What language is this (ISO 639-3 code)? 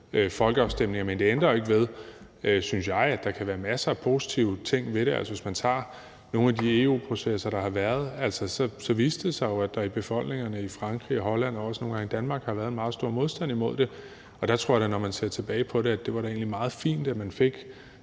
dan